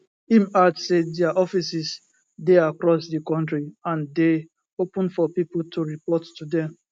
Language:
Nigerian Pidgin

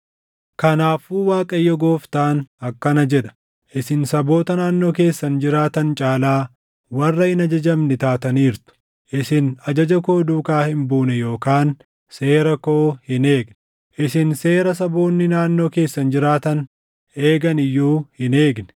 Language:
Oromo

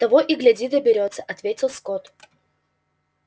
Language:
Russian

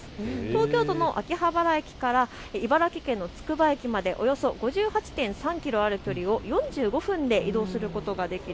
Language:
Japanese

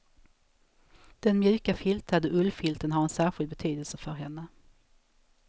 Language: Swedish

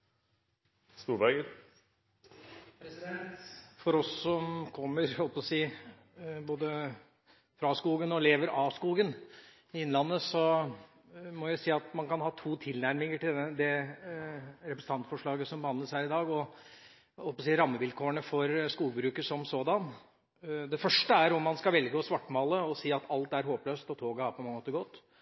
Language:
Norwegian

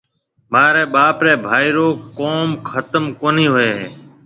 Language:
Marwari (Pakistan)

